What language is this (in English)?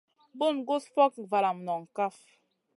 Masana